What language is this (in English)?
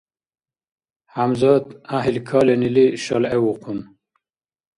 Dargwa